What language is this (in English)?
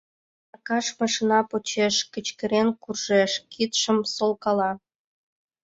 Mari